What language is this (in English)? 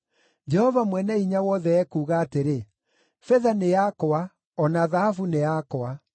Kikuyu